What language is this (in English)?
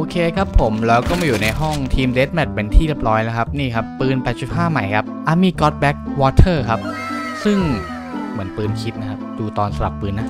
Thai